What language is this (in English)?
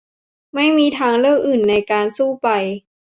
Thai